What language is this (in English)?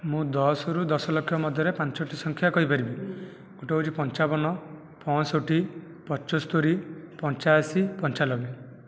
Odia